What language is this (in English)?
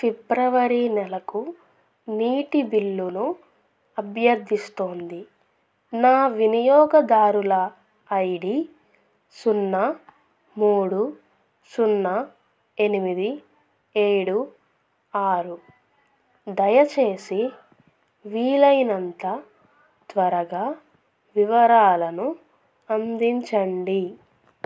Telugu